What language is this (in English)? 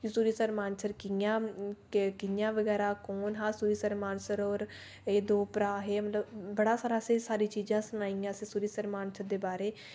Dogri